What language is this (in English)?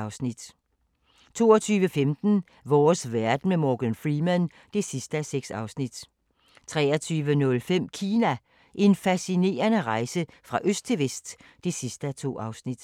Danish